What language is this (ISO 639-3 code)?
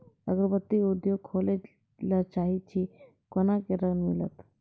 mai